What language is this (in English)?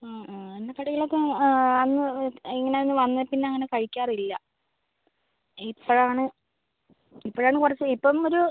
Malayalam